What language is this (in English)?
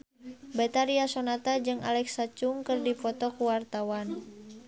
Sundanese